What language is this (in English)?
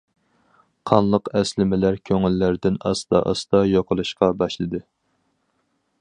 Uyghur